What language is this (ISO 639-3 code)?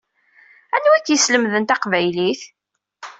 kab